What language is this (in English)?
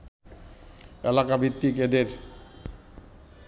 Bangla